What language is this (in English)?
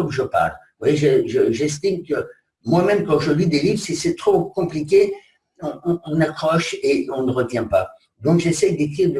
French